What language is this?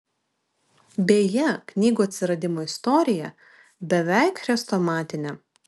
Lithuanian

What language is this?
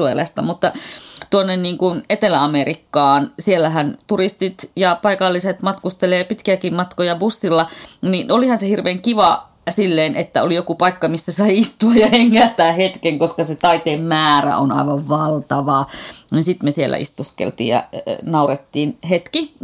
Finnish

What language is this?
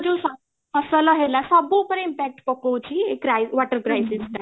Odia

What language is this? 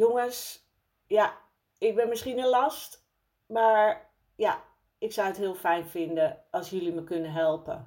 Dutch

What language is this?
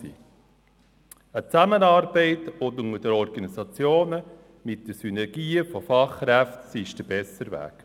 Swiss German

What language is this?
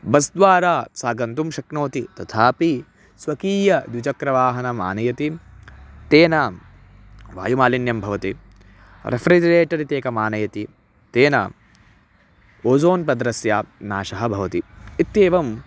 Sanskrit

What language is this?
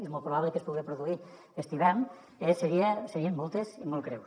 Catalan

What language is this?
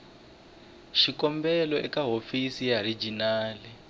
Tsonga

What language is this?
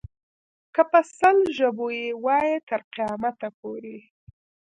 Pashto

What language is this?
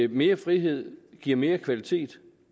Danish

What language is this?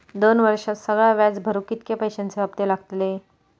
Marathi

